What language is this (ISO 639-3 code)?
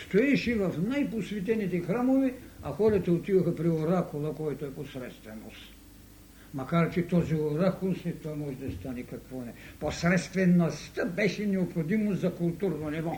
bul